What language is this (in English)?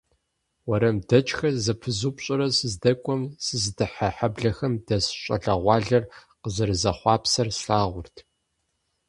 Kabardian